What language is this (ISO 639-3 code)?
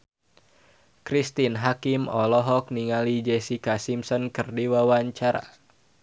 sun